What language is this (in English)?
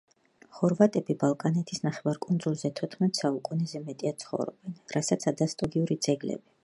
Georgian